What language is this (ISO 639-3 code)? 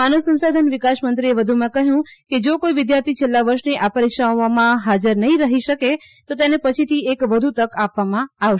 guj